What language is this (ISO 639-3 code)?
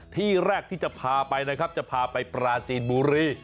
tha